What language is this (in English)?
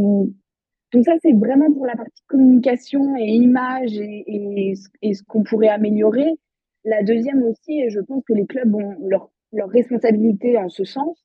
French